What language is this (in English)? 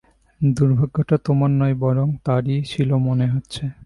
Bangla